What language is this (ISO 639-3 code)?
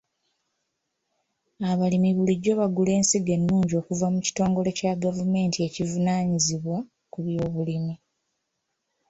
lug